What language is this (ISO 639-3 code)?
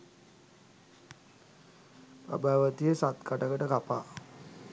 sin